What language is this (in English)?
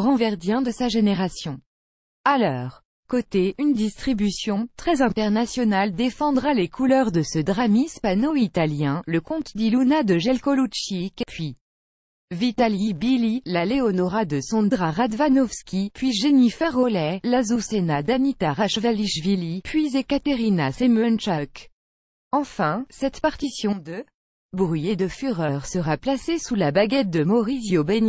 French